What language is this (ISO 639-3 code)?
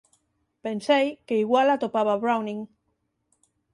glg